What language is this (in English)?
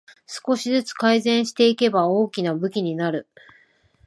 Japanese